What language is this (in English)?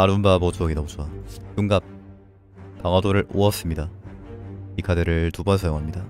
Korean